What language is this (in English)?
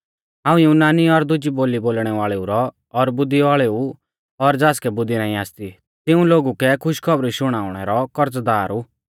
Mahasu Pahari